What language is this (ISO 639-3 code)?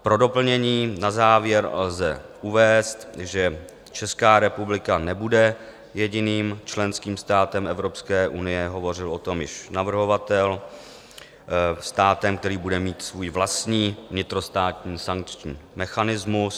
ces